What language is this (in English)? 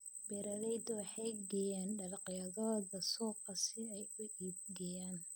Somali